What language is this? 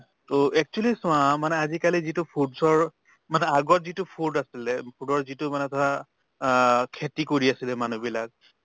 Assamese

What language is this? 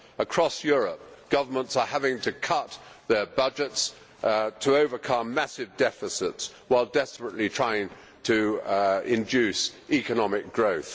English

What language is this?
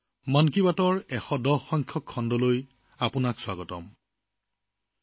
Assamese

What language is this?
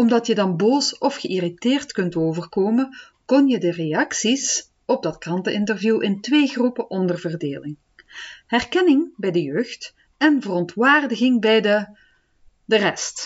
Dutch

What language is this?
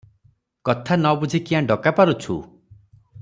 Odia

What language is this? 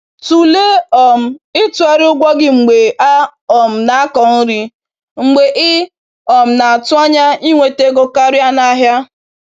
Igbo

